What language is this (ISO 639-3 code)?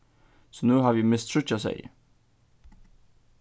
fao